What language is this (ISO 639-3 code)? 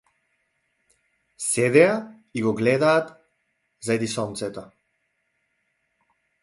mkd